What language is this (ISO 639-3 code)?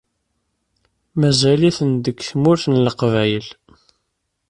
kab